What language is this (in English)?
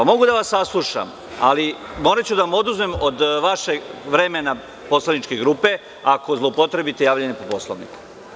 Serbian